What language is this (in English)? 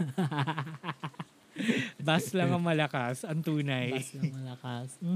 Filipino